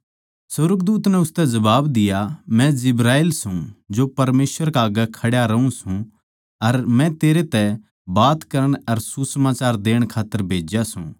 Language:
Haryanvi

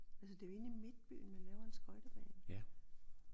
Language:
Danish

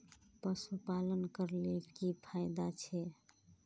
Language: Magahi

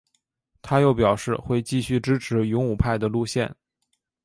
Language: Chinese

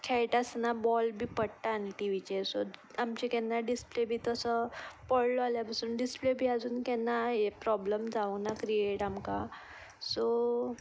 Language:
Konkani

